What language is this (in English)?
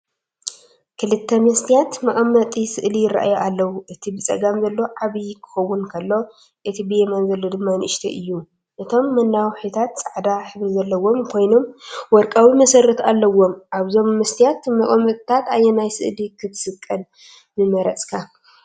Tigrinya